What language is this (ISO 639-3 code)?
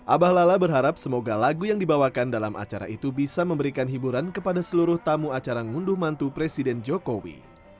ind